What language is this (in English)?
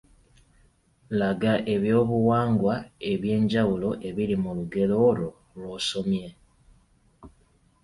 Ganda